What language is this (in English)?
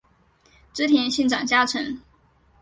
Chinese